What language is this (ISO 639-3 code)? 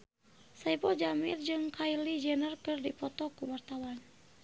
sun